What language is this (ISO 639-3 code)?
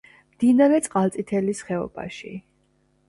kat